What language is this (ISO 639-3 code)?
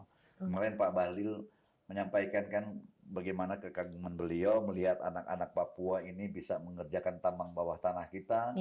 ind